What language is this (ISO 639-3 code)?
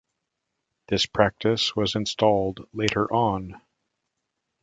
eng